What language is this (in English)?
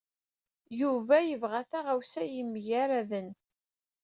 Kabyle